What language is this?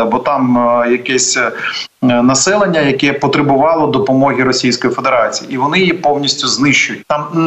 Ukrainian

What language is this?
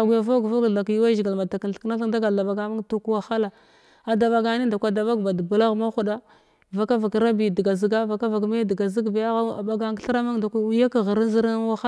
Glavda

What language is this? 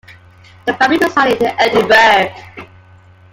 English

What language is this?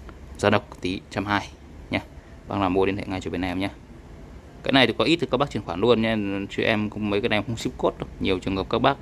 Vietnamese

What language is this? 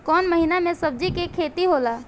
Bhojpuri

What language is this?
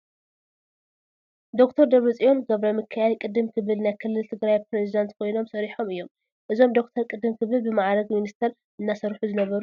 Tigrinya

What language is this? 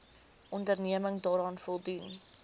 Afrikaans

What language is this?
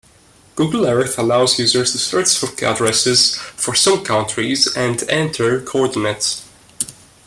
English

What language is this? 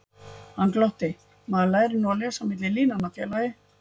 Icelandic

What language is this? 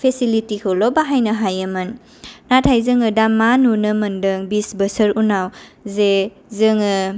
Bodo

